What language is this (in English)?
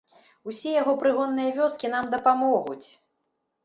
Belarusian